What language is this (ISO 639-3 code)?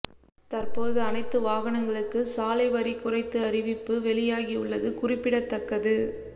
tam